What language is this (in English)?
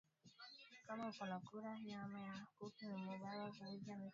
Swahili